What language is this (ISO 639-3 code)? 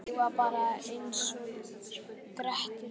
isl